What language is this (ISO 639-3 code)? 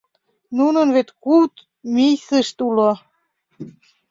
chm